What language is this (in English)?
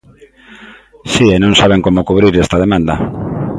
Galician